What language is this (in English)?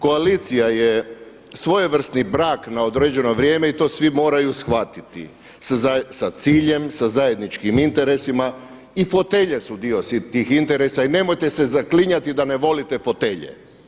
Croatian